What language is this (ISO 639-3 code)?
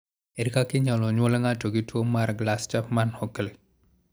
luo